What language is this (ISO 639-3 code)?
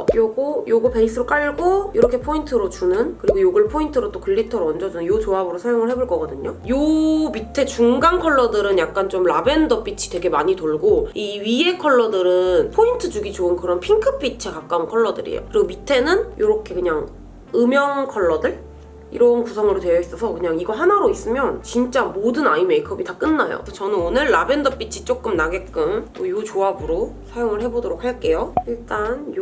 kor